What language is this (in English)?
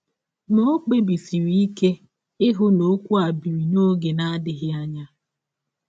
Igbo